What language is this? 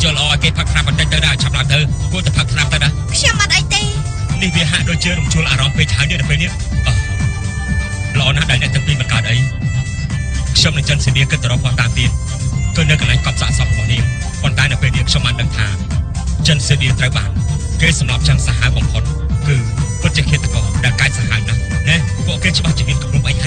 Thai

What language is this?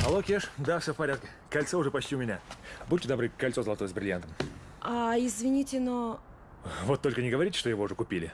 Russian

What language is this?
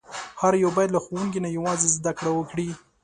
Pashto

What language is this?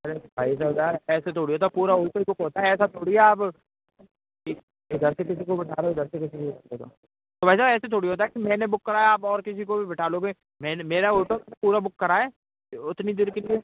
Hindi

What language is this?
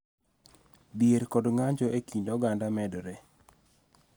Luo (Kenya and Tanzania)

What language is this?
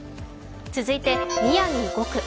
Japanese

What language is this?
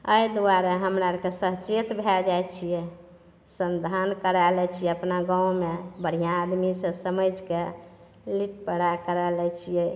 Maithili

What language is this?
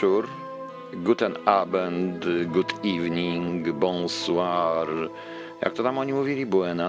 Polish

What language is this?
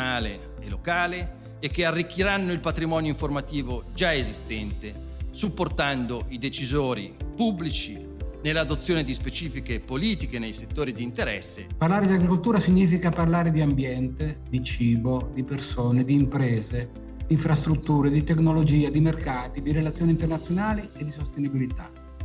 Italian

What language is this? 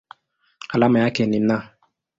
Swahili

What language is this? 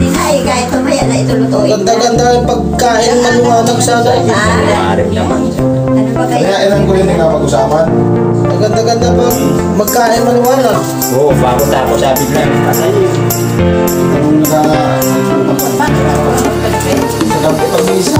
Filipino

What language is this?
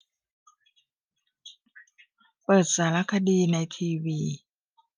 Thai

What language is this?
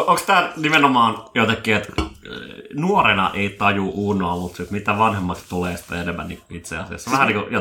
Finnish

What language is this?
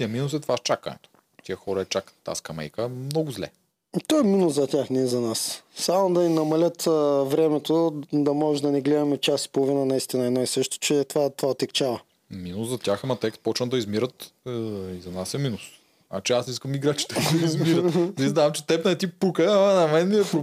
Bulgarian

